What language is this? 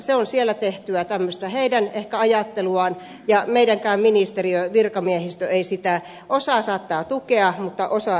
Finnish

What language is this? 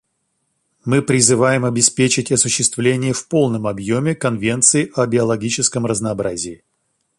Russian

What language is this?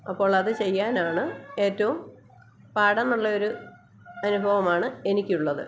Malayalam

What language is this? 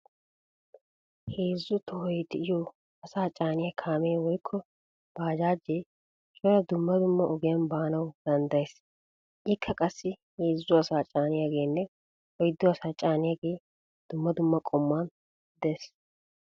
Wolaytta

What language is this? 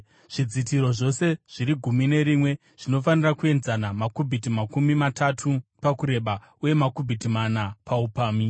Shona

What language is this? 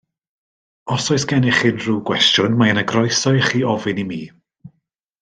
Welsh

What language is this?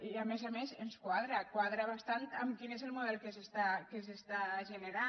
Catalan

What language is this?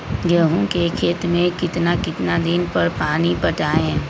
Magahi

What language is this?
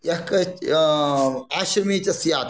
Sanskrit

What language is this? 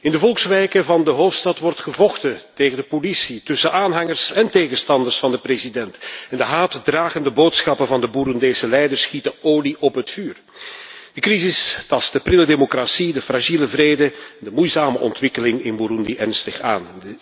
Dutch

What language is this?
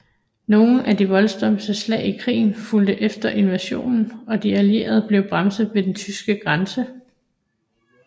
Danish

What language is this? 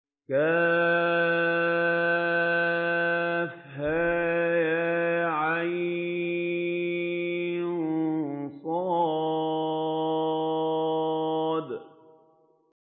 Arabic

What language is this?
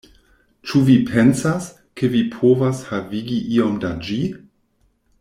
Esperanto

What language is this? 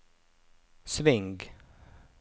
Norwegian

